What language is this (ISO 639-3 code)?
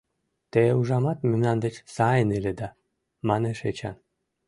chm